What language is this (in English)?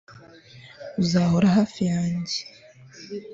Kinyarwanda